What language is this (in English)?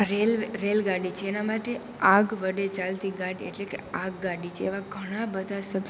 Gujarati